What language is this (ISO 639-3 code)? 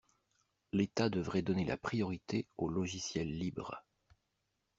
fra